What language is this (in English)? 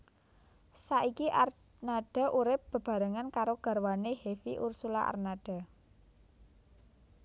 Javanese